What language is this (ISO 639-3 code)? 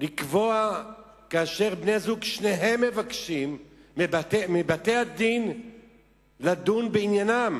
heb